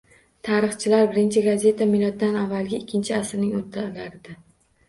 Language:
Uzbek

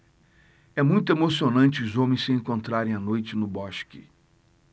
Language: Portuguese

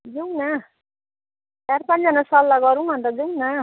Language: Nepali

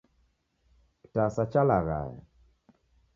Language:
Taita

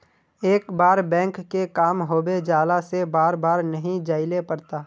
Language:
Magahi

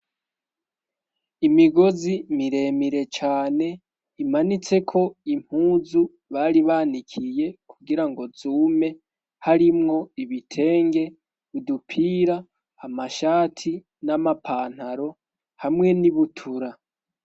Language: Rundi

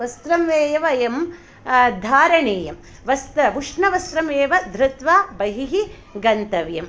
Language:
Sanskrit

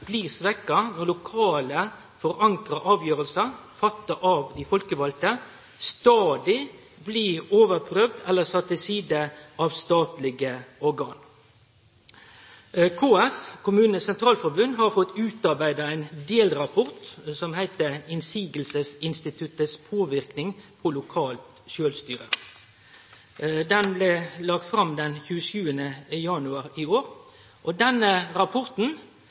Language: Norwegian Nynorsk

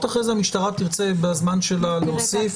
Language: Hebrew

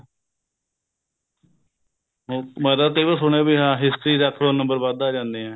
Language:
Punjabi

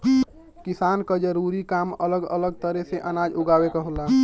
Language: Bhojpuri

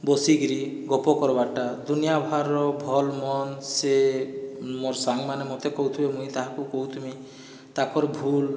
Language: Odia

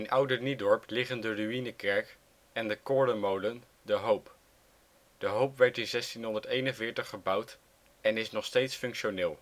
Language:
Dutch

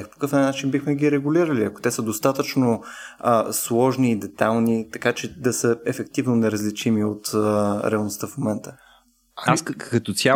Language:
Bulgarian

